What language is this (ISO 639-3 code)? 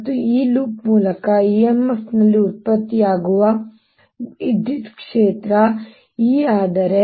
kan